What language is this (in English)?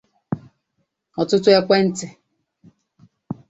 Igbo